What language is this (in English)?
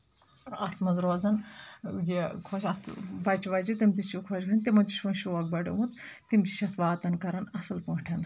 Kashmiri